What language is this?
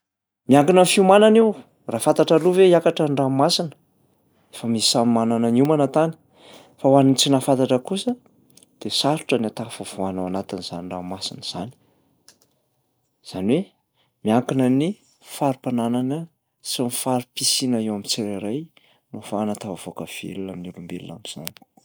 Malagasy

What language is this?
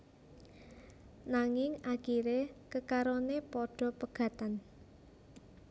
Javanese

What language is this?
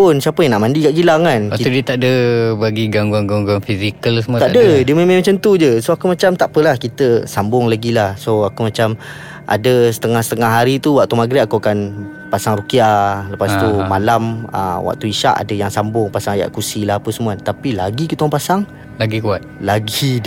Malay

